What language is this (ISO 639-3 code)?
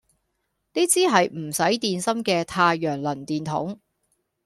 yue